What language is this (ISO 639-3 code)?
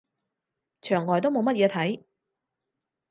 yue